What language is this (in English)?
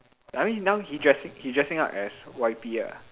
English